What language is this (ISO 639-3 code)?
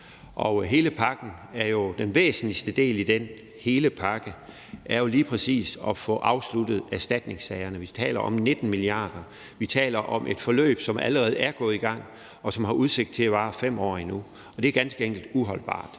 dan